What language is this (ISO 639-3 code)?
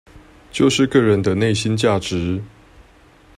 zho